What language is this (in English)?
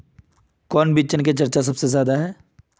Magahi